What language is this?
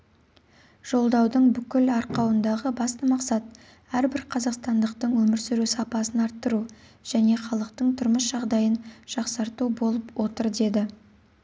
Kazakh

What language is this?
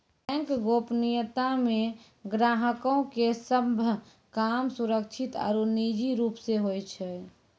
Maithili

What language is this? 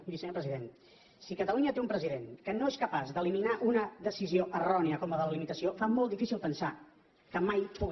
Catalan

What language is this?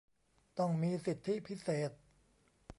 Thai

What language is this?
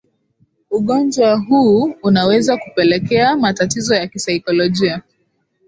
Swahili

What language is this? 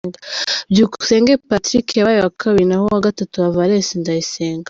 Kinyarwanda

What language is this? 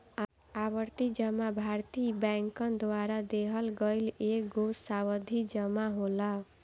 Bhojpuri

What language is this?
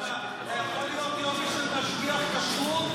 Hebrew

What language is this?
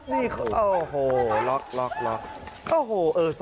Thai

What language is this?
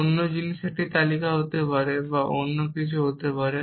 Bangla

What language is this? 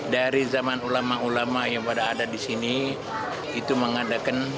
Indonesian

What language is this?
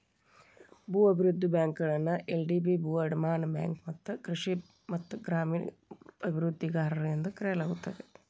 Kannada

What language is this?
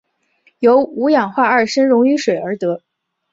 Chinese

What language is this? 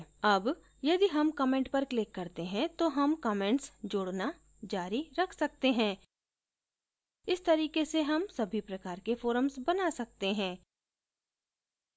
Hindi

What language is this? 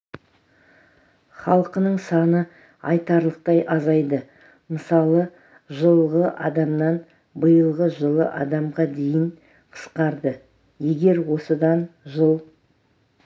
Kazakh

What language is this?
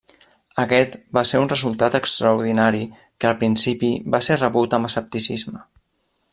Catalan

